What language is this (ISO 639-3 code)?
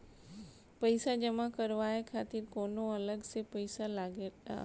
bho